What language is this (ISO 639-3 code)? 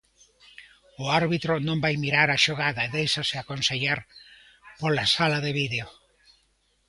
glg